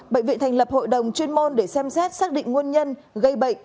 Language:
Vietnamese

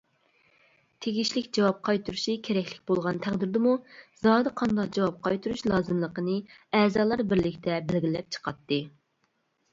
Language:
Uyghur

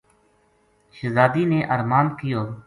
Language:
Gujari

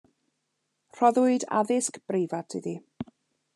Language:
Welsh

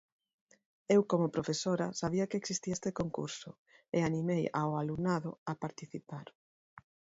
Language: Galician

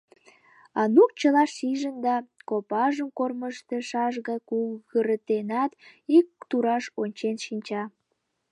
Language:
Mari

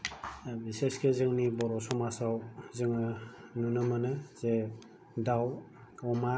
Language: Bodo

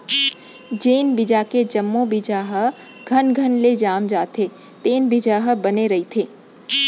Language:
Chhattisgarhi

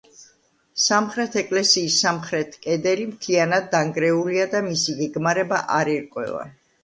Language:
Georgian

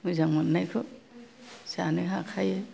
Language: Bodo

